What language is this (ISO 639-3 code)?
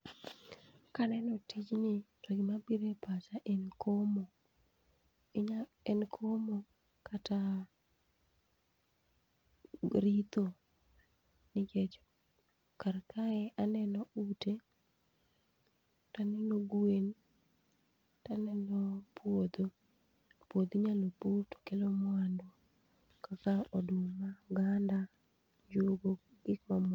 luo